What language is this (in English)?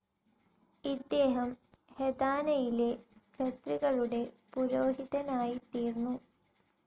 Malayalam